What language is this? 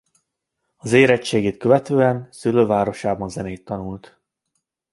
Hungarian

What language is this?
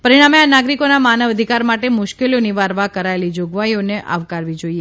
Gujarati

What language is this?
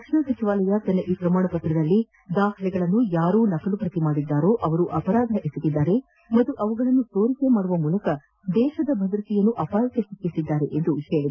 Kannada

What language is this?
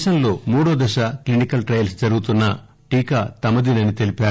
Telugu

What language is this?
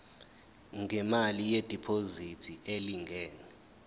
Zulu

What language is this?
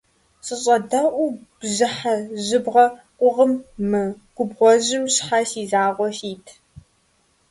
Kabardian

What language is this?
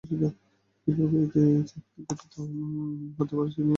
Bangla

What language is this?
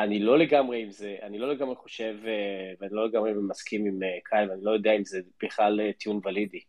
Hebrew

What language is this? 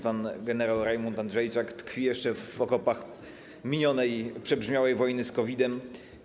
Polish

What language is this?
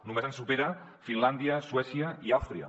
Catalan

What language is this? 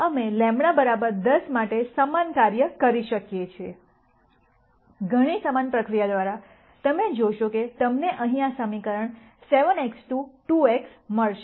Gujarati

